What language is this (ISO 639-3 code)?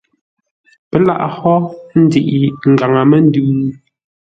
nla